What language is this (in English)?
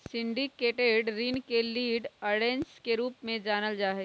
Magahi